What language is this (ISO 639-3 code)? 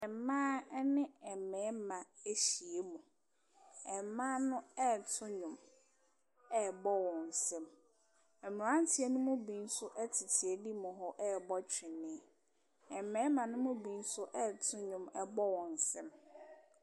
aka